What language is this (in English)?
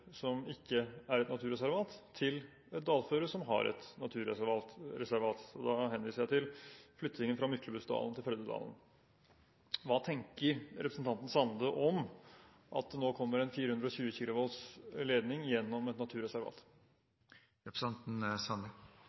Norwegian